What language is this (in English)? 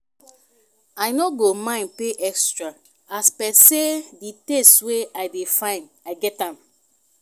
Nigerian Pidgin